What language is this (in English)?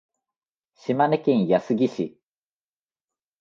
Japanese